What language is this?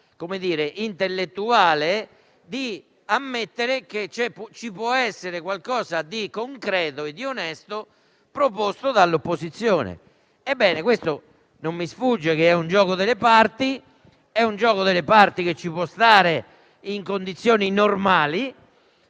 Italian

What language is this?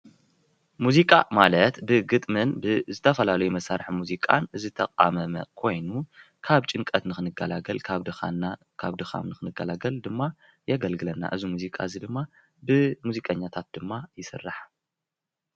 Tigrinya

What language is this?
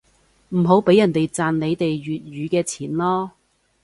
Cantonese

